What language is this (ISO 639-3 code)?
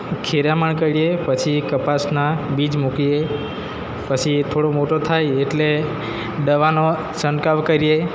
guj